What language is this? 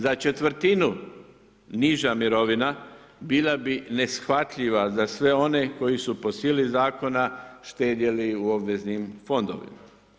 Croatian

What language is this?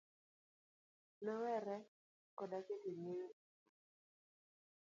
Luo (Kenya and Tanzania)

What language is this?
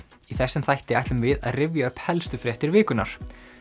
Icelandic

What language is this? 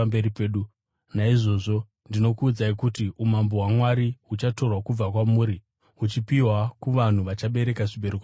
Shona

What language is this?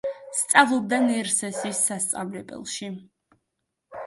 Georgian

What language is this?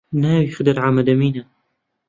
Central Kurdish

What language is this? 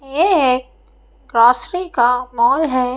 Hindi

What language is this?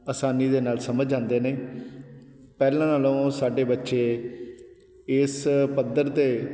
Punjabi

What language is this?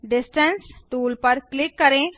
Hindi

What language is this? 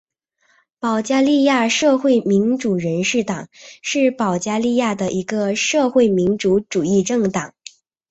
Chinese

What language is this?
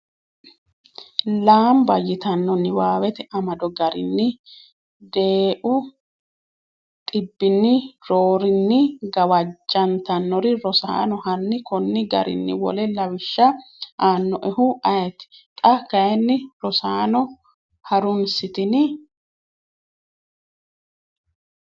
Sidamo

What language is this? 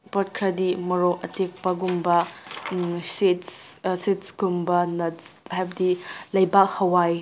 Manipuri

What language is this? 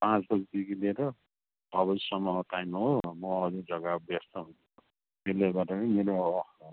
Nepali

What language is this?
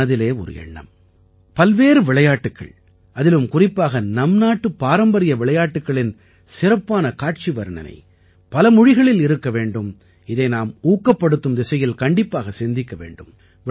Tamil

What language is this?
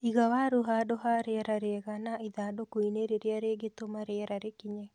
Kikuyu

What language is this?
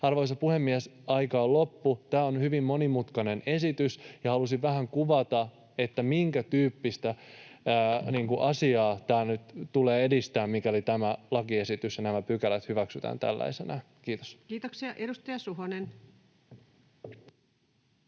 Finnish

